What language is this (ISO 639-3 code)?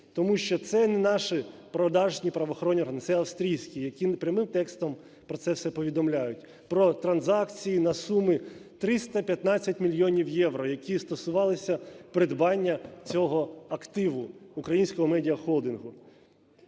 ukr